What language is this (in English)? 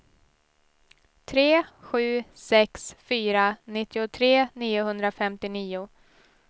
Swedish